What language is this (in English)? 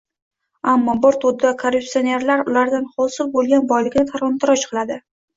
Uzbek